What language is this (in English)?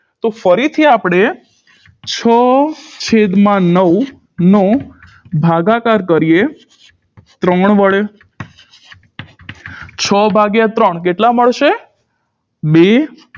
Gujarati